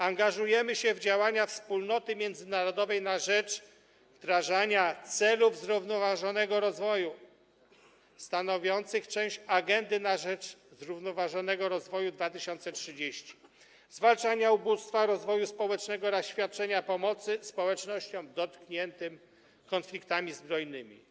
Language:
Polish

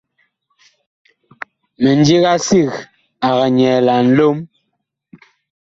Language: Bakoko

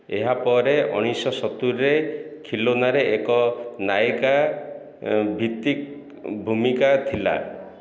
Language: Odia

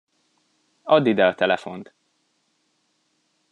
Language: Hungarian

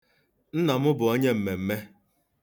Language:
Igbo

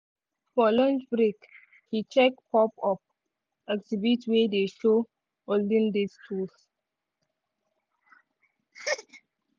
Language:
Nigerian Pidgin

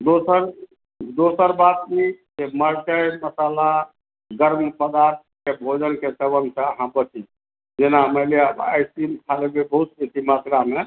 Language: Maithili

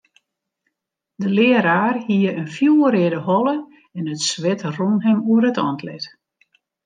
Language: Western Frisian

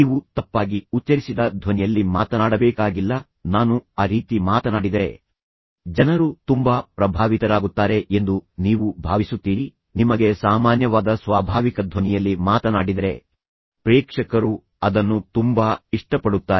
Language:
Kannada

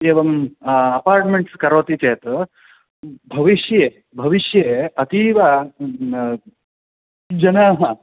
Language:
Sanskrit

